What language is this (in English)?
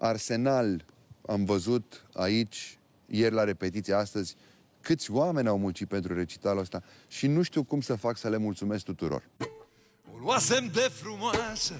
Romanian